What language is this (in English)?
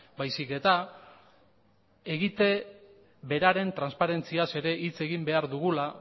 Basque